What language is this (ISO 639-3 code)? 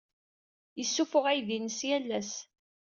kab